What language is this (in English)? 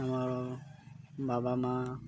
Odia